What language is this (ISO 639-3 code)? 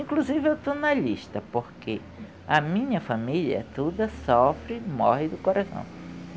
por